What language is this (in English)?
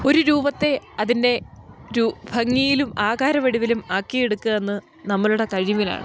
Malayalam